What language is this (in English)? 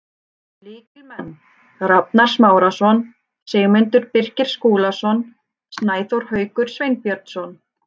Icelandic